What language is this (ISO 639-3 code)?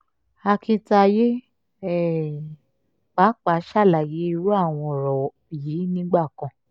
yor